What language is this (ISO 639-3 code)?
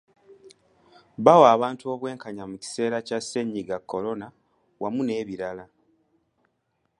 lug